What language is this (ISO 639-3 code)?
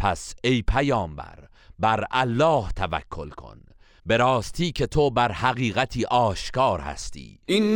fas